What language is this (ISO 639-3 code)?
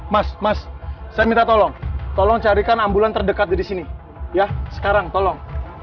ind